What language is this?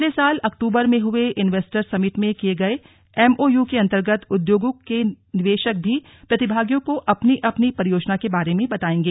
Hindi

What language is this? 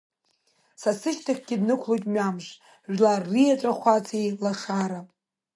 Abkhazian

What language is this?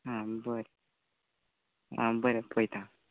Konkani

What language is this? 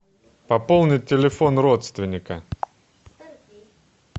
Russian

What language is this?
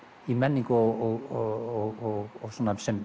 Icelandic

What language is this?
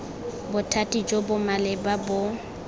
Tswana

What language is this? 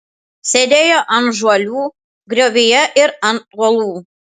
Lithuanian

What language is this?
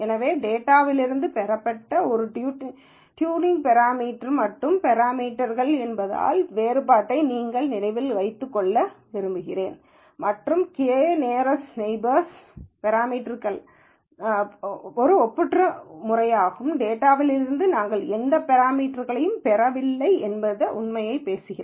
Tamil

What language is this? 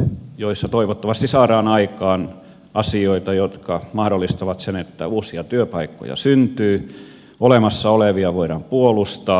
Finnish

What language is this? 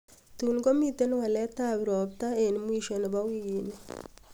Kalenjin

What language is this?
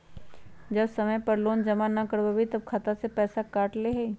Magahi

